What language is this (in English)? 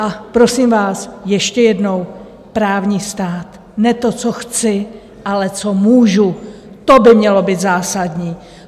Czech